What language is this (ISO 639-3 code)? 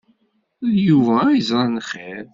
kab